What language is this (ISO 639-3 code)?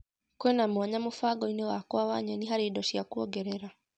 kik